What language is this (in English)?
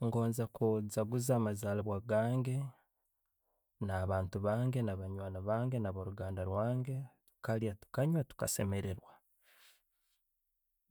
Tooro